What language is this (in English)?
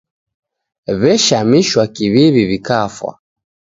Taita